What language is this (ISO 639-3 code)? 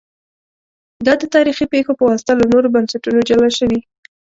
pus